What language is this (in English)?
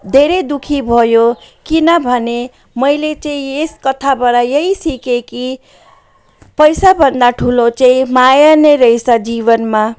Nepali